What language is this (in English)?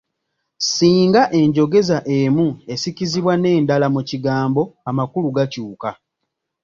Ganda